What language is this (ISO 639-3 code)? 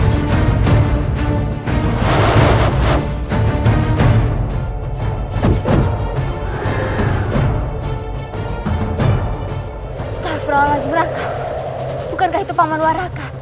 ind